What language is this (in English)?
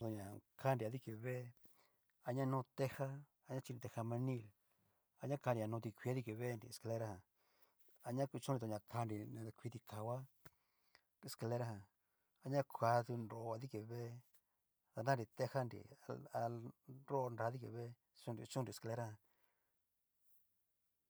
Cacaloxtepec Mixtec